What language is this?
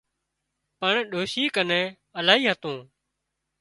Wadiyara Koli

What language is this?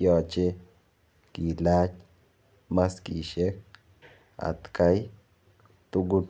Kalenjin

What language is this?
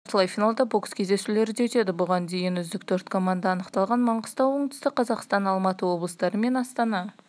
Kazakh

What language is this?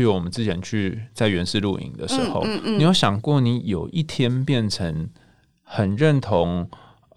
Chinese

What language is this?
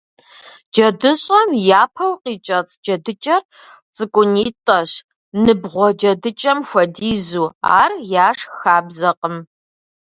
Kabardian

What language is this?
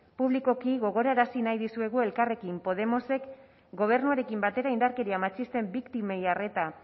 Basque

